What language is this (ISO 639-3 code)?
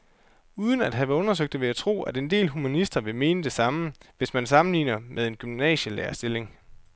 dan